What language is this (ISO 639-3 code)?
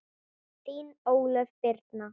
isl